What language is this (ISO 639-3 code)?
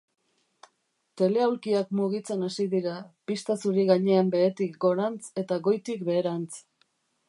eus